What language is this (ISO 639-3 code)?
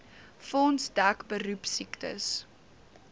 afr